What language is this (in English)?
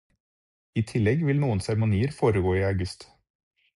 Norwegian Bokmål